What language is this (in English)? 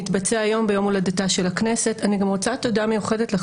Hebrew